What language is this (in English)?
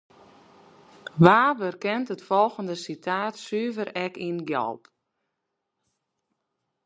Western Frisian